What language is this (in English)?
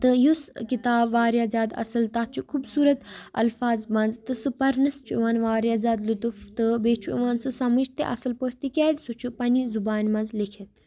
Kashmiri